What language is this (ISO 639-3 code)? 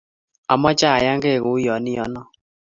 kln